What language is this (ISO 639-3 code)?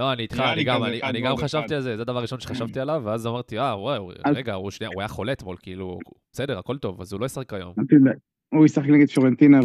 heb